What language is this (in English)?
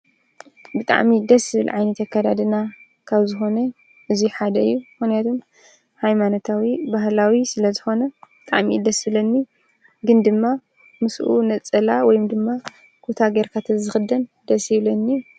Tigrinya